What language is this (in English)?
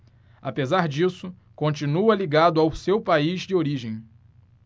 Portuguese